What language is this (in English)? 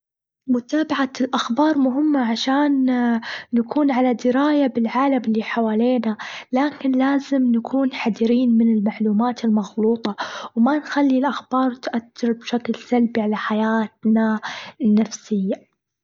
Gulf Arabic